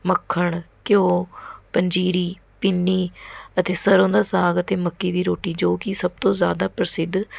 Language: Punjabi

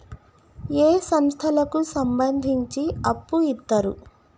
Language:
Telugu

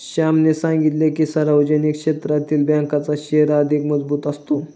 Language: Marathi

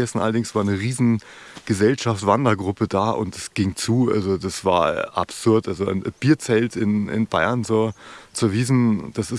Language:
German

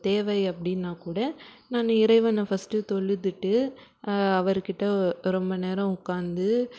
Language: Tamil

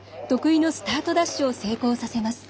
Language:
Japanese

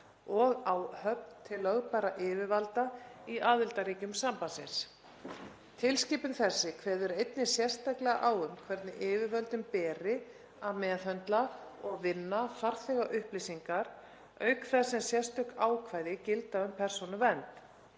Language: Icelandic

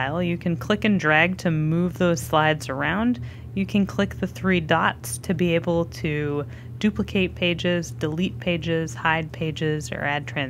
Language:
English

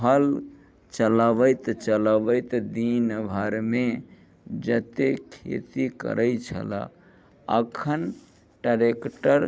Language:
Maithili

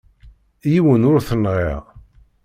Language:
Kabyle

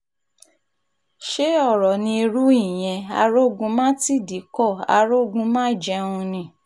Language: Yoruba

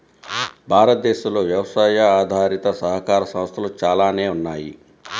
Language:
Telugu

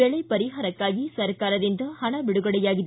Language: Kannada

